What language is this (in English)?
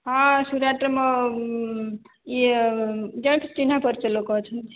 Odia